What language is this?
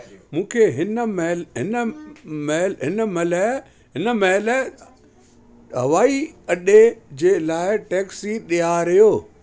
Sindhi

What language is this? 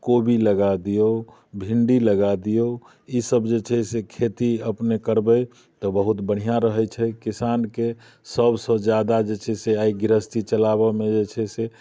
Maithili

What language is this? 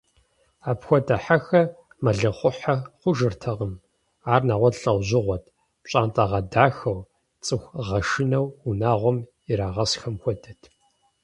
Kabardian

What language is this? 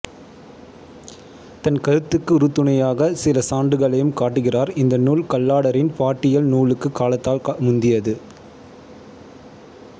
Tamil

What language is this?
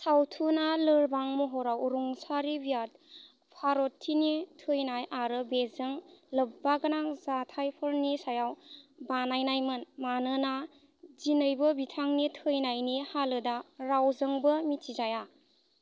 Bodo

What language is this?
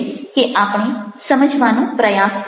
Gujarati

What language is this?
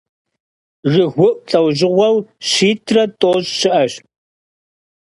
Kabardian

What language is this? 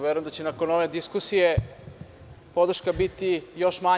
Serbian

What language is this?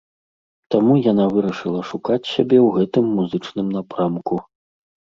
Belarusian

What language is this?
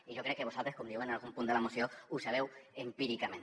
Catalan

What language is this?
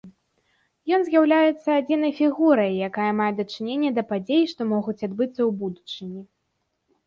Belarusian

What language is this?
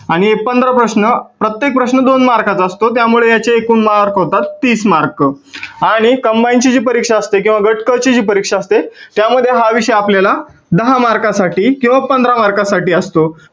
Marathi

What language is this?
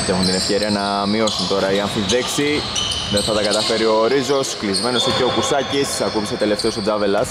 Greek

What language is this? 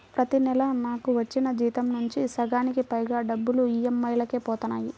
Telugu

